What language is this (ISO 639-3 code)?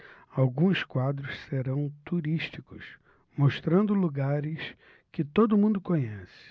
por